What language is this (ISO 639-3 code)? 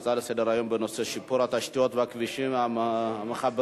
heb